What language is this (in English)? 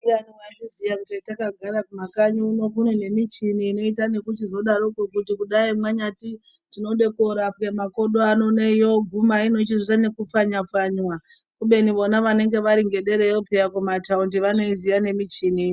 Ndau